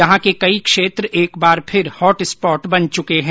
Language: Hindi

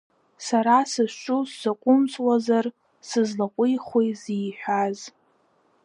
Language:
Abkhazian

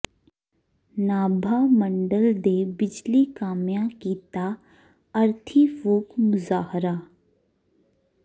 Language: Punjabi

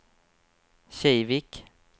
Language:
Swedish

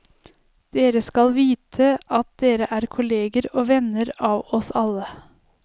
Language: Norwegian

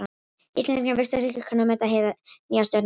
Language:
Icelandic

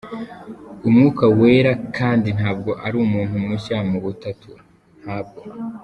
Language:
Kinyarwanda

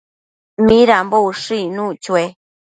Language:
Matsés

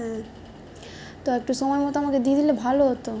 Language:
Bangla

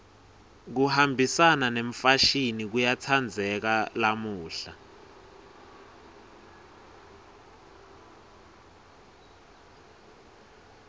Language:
Swati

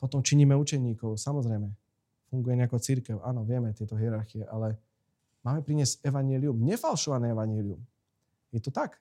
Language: Slovak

